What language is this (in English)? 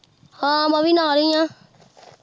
Punjabi